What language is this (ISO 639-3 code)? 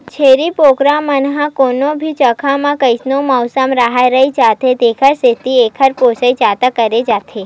hne